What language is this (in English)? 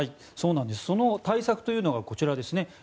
Japanese